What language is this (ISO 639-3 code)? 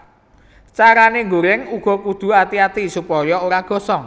jav